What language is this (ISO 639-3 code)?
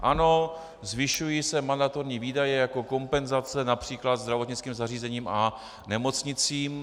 ces